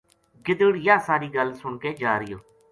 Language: Gujari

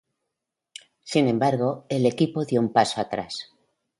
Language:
Spanish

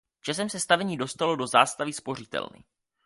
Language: Czech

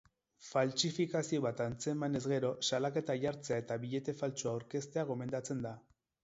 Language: Basque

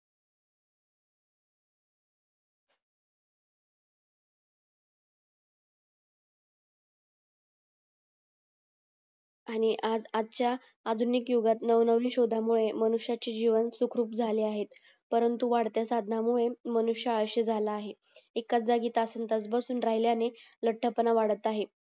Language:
Marathi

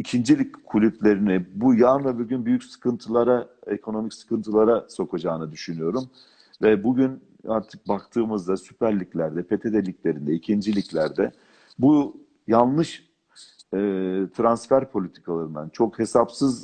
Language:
Turkish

